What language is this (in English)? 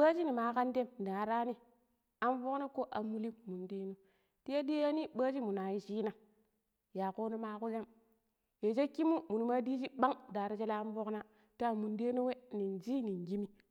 Pero